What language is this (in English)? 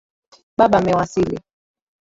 Swahili